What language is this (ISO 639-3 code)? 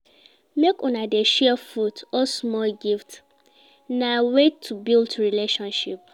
pcm